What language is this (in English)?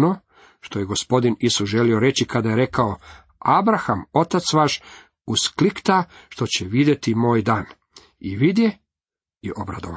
Croatian